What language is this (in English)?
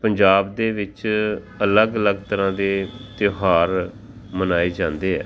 Punjabi